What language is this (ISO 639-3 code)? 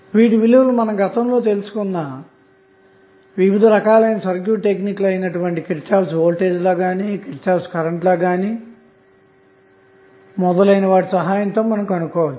tel